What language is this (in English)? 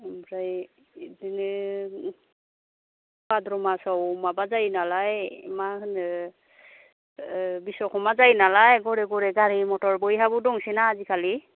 Bodo